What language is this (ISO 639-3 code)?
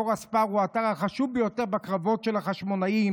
heb